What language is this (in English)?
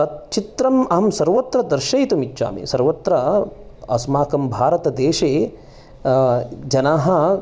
Sanskrit